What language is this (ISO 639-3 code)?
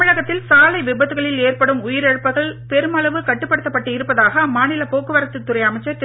tam